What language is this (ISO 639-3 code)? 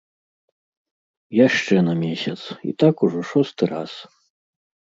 bel